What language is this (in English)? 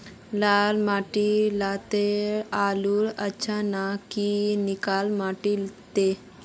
Magahi